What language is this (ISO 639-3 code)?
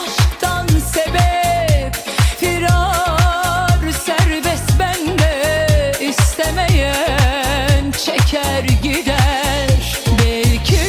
tur